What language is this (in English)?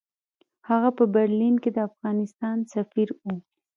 Pashto